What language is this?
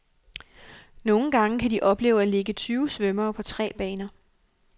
Danish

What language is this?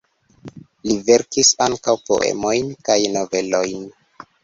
Esperanto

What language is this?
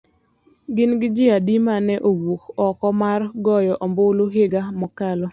Luo (Kenya and Tanzania)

